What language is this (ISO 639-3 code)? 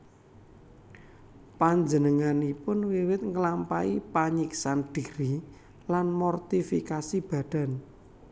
jav